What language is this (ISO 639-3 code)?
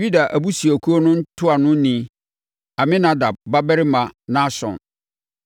aka